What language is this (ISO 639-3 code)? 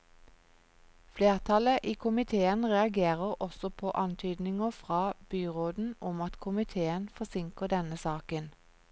nor